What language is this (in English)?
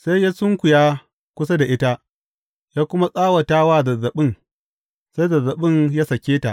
Hausa